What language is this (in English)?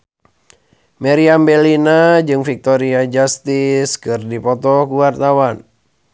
Sundanese